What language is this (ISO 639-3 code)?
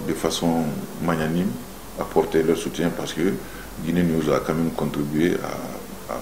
fra